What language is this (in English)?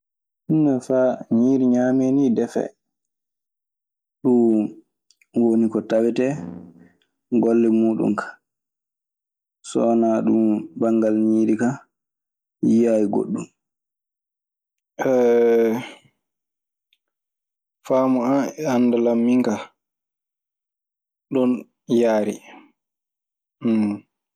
Maasina Fulfulde